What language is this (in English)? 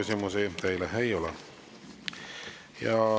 Estonian